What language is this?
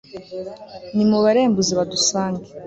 Kinyarwanda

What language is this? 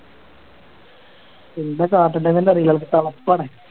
Malayalam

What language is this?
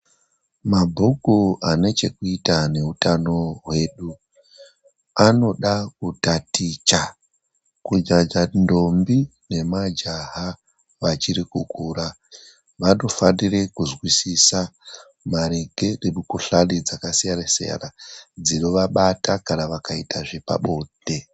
Ndau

